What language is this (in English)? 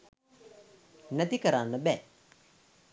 Sinhala